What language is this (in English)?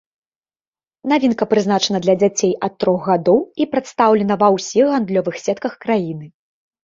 Belarusian